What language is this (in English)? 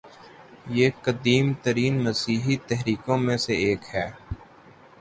Urdu